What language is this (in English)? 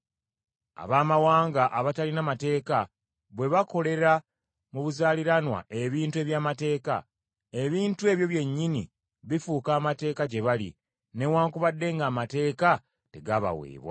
Ganda